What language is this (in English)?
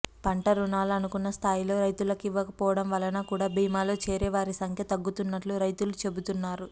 Telugu